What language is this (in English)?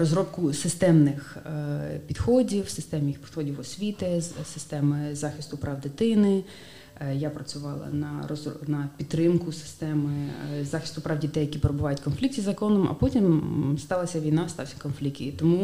Ukrainian